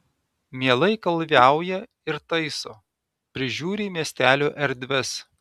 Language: Lithuanian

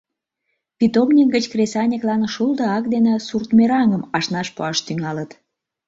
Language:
Mari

